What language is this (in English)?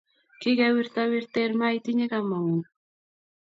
Kalenjin